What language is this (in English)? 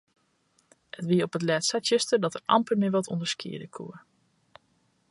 Western Frisian